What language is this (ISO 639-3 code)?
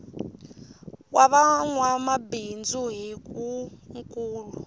tso